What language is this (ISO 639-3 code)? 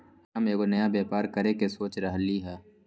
mag